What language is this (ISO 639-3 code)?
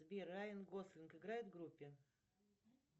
rus